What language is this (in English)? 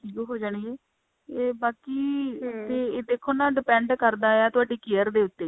Punjabi